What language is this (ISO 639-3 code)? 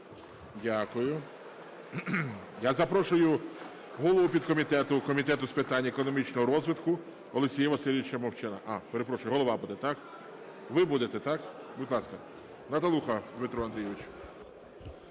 ukr